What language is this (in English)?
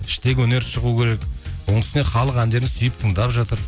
Kazakh